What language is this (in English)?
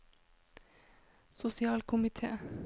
Norwegian